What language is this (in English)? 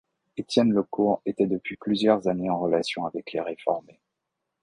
French